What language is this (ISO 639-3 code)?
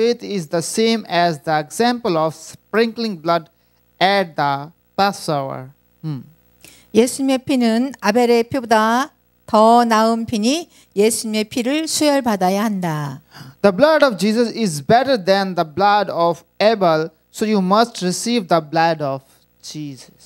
kor